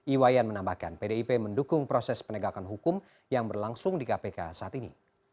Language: Indonesian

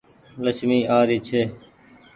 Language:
Goaria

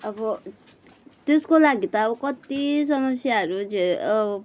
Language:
Nepali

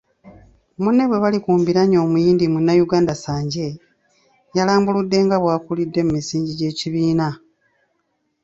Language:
Ganda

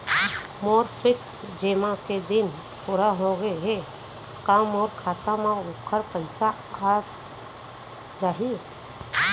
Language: Chhattisgarhi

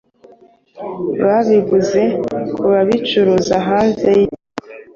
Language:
Kinyarwanda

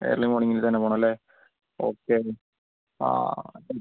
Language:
Malayalam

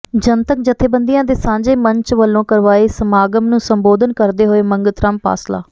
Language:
Punjabi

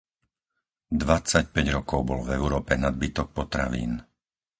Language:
Slovak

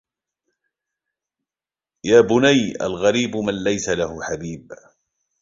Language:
Arabic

